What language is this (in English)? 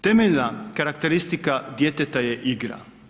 Croatian